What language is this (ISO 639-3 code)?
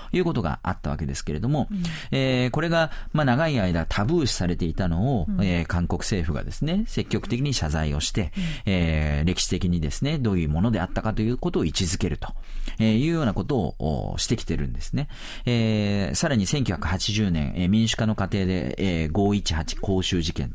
jpn